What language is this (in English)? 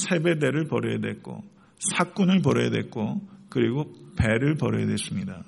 Korean